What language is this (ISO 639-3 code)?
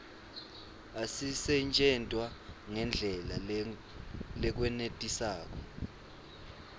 ssw